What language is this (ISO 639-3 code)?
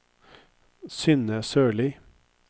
nor